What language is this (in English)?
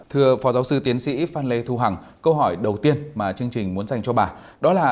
Vietnamese